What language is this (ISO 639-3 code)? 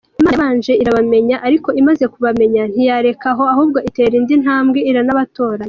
kin